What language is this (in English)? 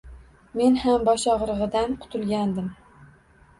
Uzbek